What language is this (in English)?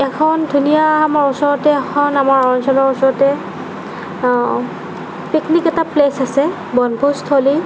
Assamese